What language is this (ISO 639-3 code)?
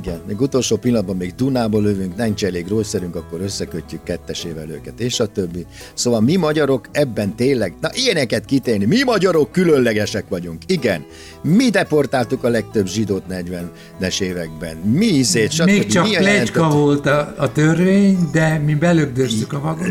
hun